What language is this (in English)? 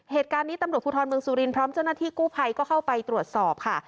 Thai